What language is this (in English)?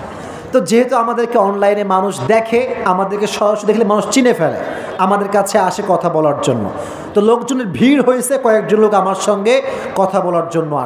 Arabic